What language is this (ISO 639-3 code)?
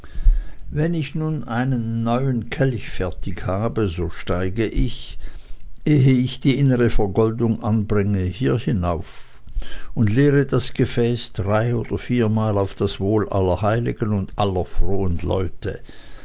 deu